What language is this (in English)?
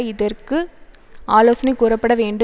Tamil